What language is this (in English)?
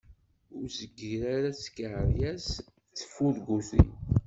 Kabyle